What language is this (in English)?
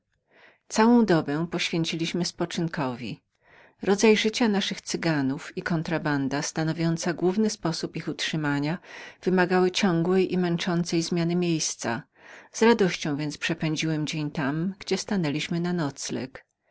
Polish